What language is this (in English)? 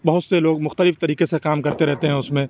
Urdu